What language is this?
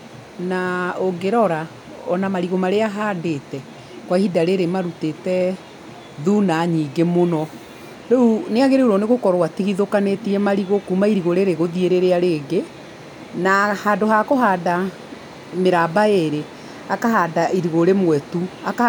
Kikuyu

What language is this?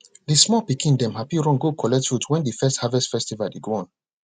Nigerian Pidgin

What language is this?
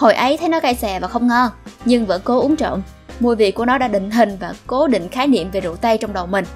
Vietnamese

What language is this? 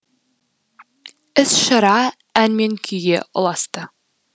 Kazakh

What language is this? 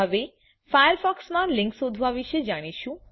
Gujarati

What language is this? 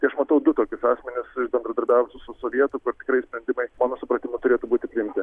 Lithuanian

